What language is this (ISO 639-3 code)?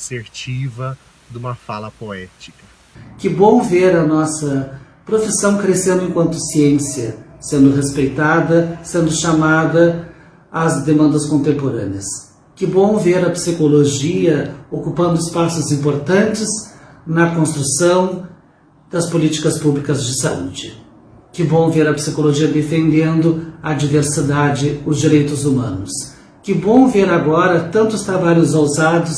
por